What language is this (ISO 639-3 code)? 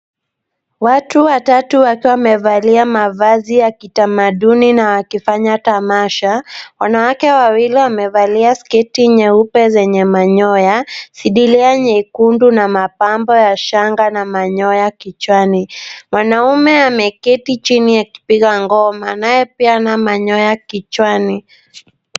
swa